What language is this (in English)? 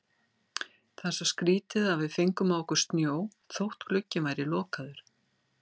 Icelandic